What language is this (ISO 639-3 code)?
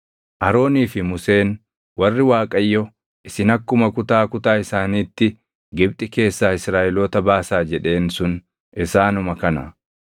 orm